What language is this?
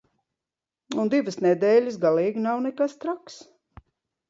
Latvian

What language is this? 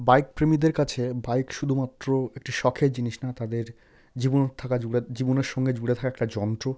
Bangla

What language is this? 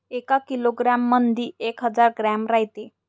Marathi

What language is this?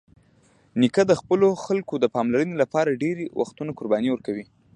Pashto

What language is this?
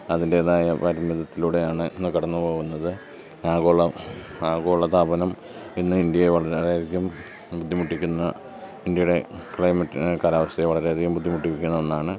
Malayalam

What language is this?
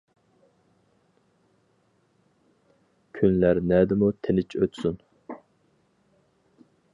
Uyghur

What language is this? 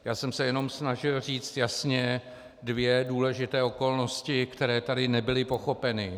Czech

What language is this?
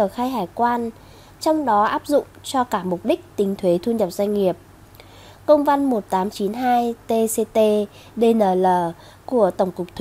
Vietnamese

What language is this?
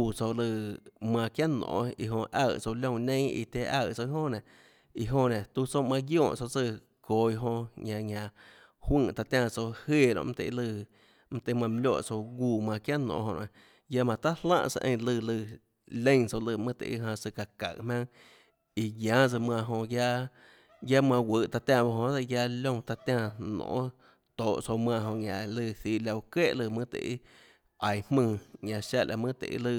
Tlacoatzintepec Chinantec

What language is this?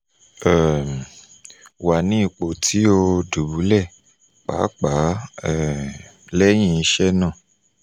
Yoruba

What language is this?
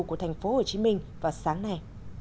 Vietnamese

